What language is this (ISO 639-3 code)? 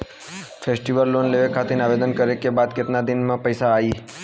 bho